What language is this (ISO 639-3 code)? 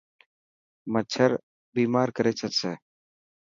mki